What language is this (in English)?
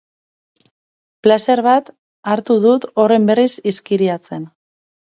Basque